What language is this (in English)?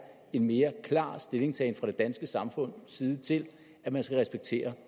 Danish